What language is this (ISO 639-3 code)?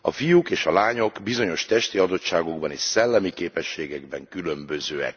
hun